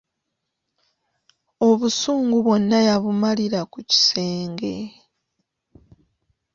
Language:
Ganda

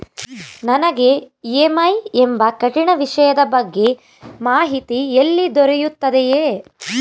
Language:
Kannada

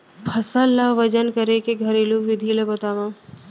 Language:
Chhattisgarhi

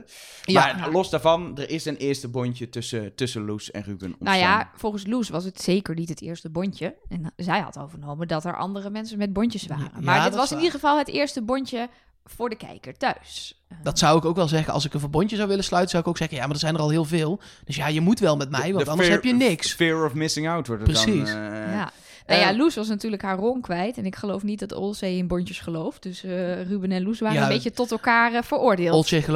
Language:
Dutch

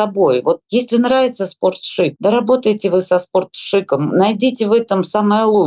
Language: Russian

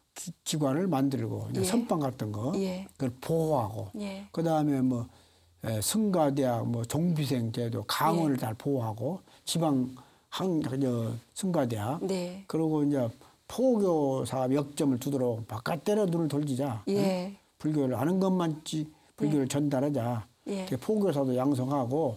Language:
Korean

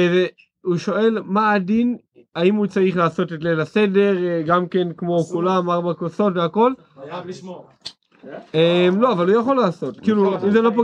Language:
Hebrew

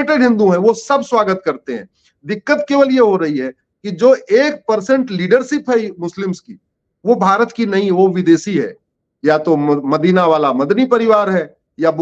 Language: Hindi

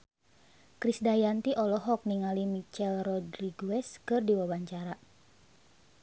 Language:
Sundanese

